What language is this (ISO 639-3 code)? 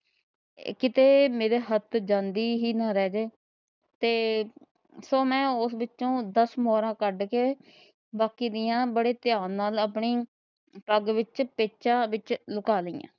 pan